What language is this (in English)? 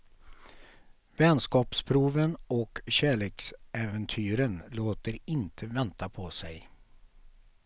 Swedish